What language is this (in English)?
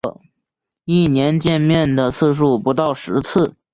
Chinese